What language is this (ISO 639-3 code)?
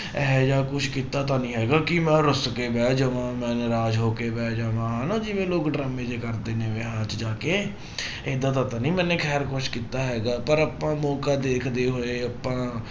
pan